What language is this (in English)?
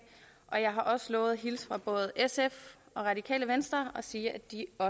Danish